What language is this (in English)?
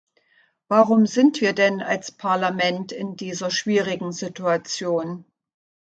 German